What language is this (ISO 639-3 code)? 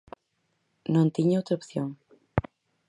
glg